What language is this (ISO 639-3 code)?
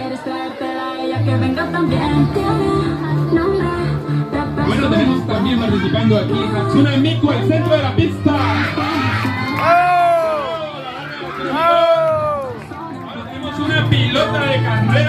tha